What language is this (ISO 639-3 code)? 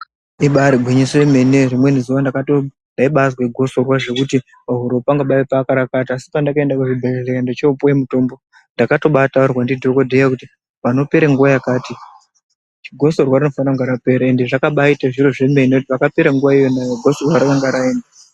ndc